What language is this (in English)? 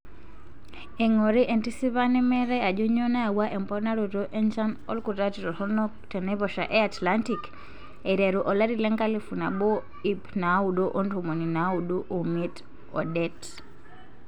Masai